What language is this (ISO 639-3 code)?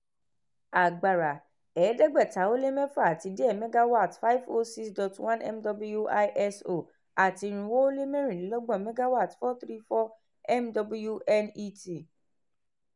yor